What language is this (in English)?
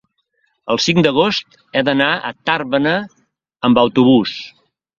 Catalan